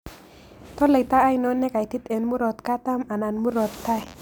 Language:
Kalenjin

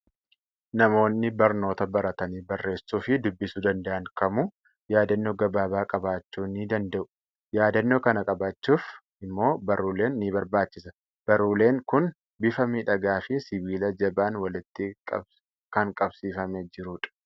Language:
Oromo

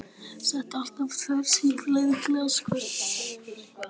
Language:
Icelandic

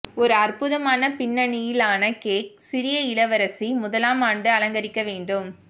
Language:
Tamil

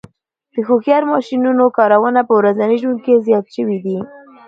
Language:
Pashto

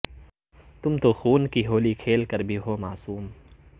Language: Urdu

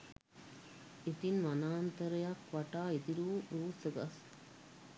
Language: Sinhala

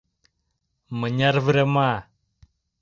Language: Mari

